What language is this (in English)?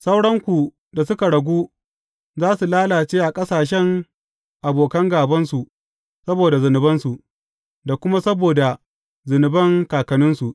Hausa